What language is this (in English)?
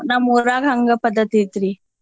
Kannada